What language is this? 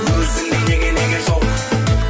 Kazakh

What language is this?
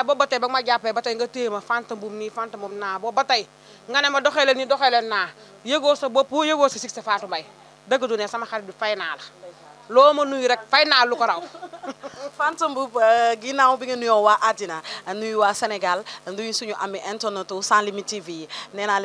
Arabic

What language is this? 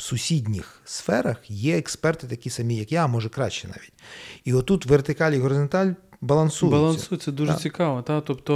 Ukrainian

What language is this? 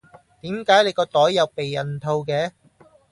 Cantonese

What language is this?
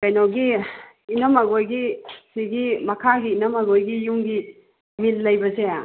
Manipuri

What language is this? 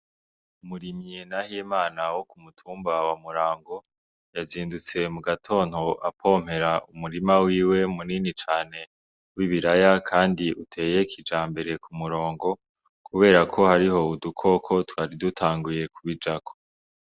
Rundi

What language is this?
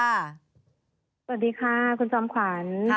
Thai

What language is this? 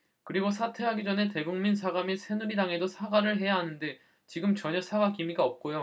Korean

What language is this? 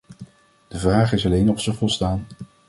Dutch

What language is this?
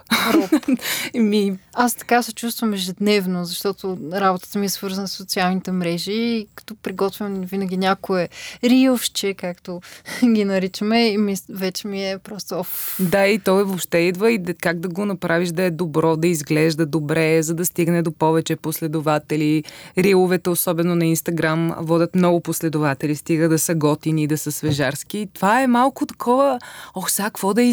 Bulgarian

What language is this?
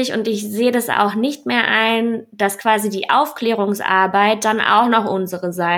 German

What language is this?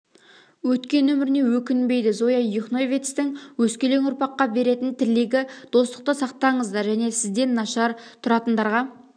Kazakh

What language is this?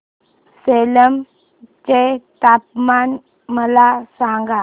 Marathi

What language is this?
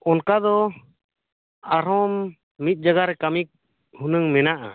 Santali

